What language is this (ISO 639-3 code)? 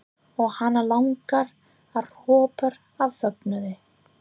isl